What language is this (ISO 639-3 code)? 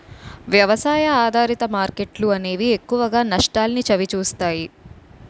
tel